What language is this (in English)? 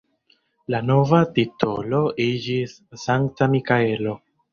Esperanto